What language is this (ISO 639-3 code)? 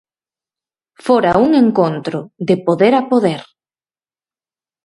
glg